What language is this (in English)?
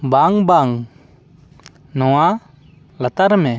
Santali